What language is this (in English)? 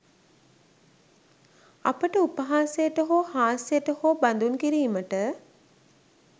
Sinhala